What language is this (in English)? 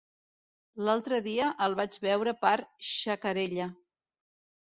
Catalan